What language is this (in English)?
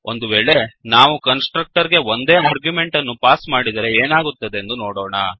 Kannada